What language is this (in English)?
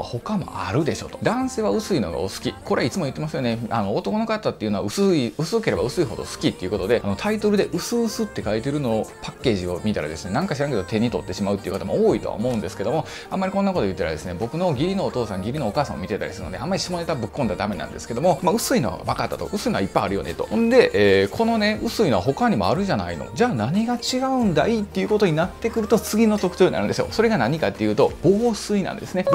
Japanese